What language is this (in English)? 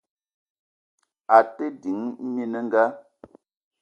Eton (Cameroon)